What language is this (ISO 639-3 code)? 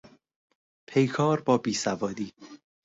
fas